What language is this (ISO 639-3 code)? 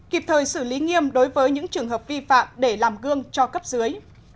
vie